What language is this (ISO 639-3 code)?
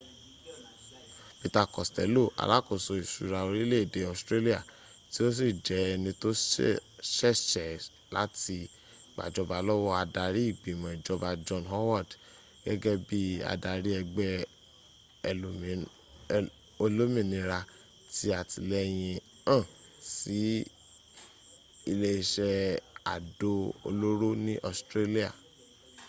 yor